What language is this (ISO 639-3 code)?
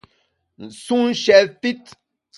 bax